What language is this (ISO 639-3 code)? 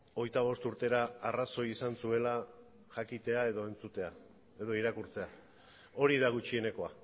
eus